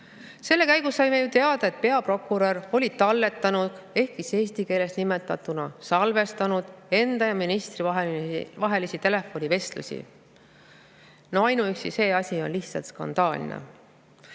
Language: Estonian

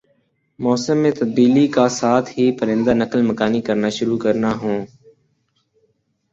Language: Urdu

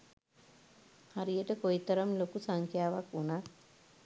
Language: Sinhala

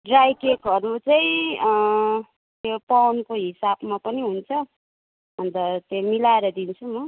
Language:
Nepali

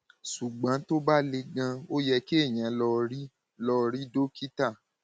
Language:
Yoruba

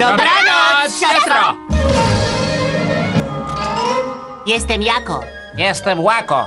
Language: Polish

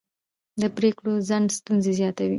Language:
Pashto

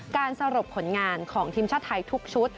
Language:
Thai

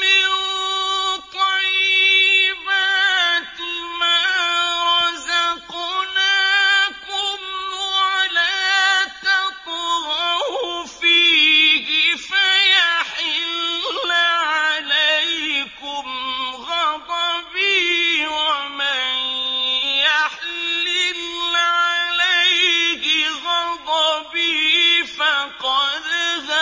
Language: Arabic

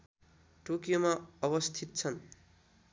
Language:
Nepali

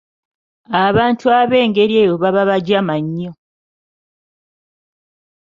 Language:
Ganda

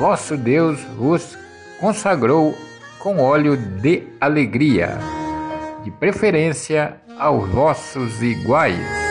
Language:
Portuguese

